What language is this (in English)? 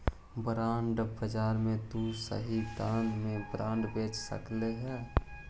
Magahi